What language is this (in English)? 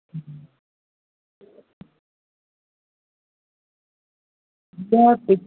Sindhi